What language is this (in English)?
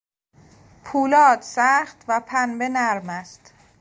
Persian